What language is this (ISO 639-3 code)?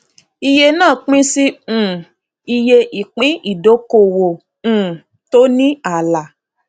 yor